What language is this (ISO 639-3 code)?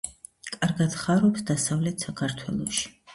kat